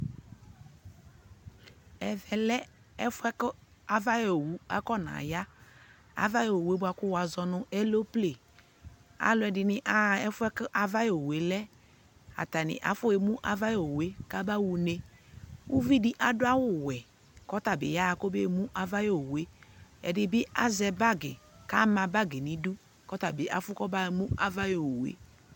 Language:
Ikposo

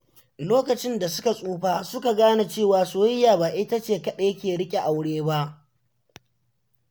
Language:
Hausa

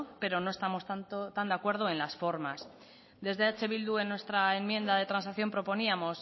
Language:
Spanish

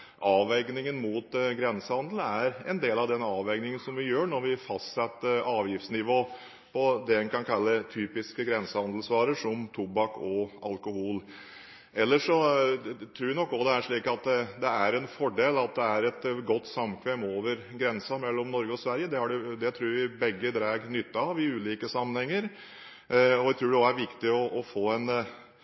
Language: Norwegian Bokmål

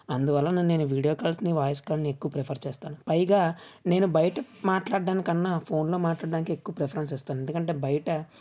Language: Telugu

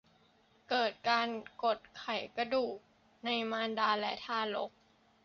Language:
Thai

